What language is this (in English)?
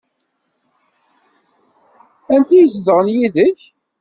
Kabyle